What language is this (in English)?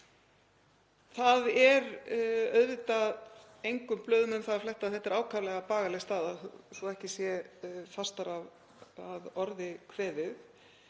Icelandic